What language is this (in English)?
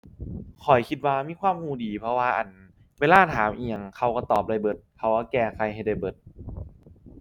Thai